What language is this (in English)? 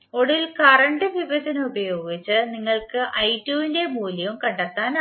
Malayalam